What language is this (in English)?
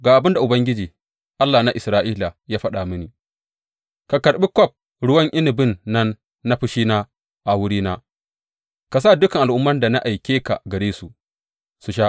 Hausa